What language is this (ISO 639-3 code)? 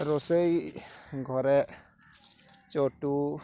ori